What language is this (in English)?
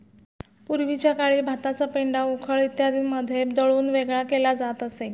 Marathi